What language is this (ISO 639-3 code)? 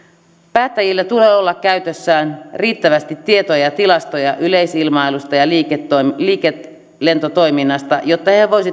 fin